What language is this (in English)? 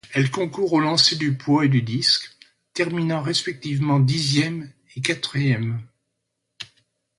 French